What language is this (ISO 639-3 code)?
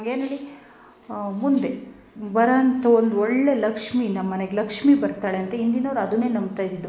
kan